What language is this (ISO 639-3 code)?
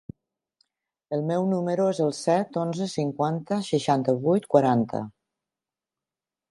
cat